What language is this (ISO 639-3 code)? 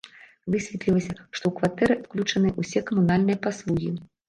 bel